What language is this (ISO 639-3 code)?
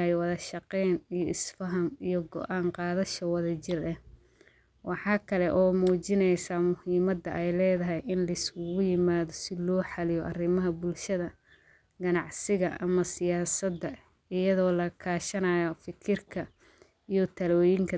som